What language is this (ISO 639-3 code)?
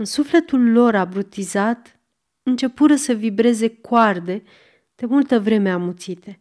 ron